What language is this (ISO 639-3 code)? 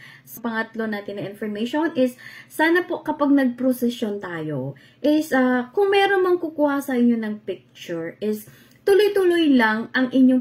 fil